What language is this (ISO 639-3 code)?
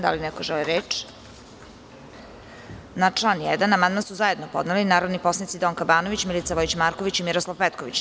srp